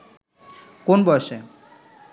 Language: Bangla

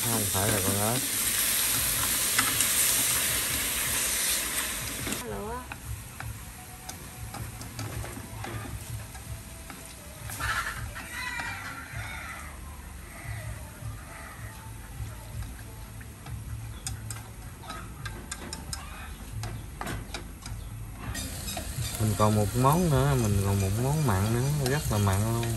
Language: Vietnamese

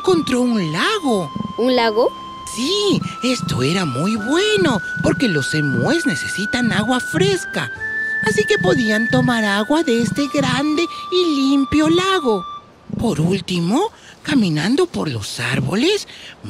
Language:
Spanish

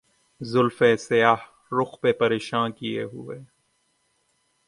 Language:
Urdu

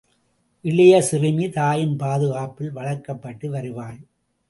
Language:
Tamil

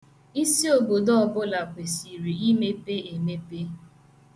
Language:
Igbo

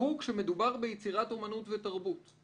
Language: Hebrew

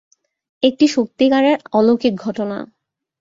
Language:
Bangla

